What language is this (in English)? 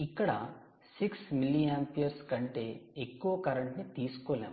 Telugu